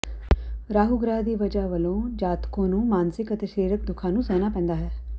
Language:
Punjabi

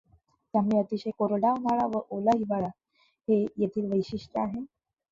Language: Marathi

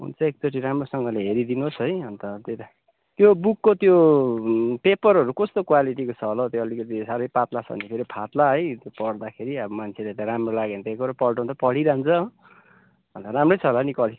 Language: Nepali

